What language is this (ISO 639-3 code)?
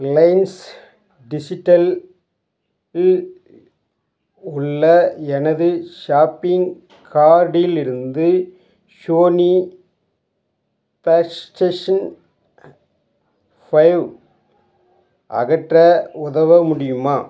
tam